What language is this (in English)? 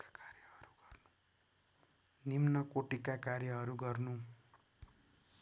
Nepali